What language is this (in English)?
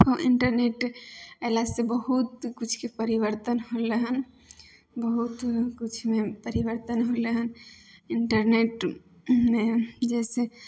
Maithili